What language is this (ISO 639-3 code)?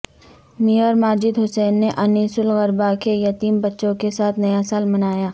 urd